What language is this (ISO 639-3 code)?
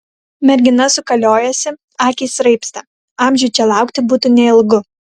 lit